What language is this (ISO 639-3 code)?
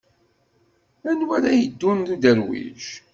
kab